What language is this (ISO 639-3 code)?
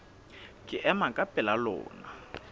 sot